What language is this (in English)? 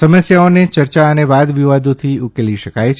Gujarati